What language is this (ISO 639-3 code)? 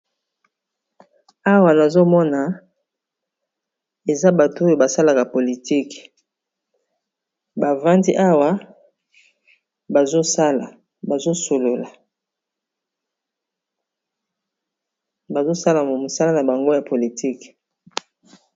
lin